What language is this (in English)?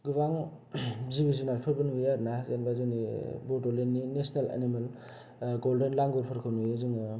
Bodo